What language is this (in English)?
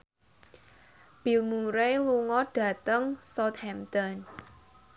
Javanese